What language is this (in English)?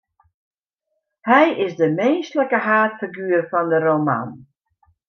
Western Frisian